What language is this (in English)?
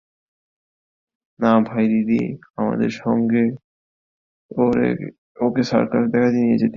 Bangla